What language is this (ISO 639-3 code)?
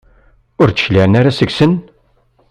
kab